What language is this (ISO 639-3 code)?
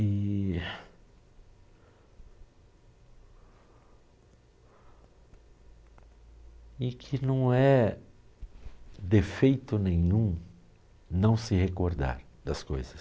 por